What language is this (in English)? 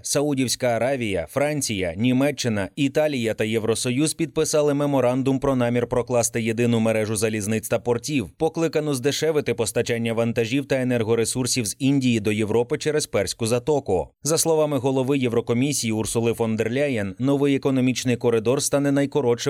Ukrainian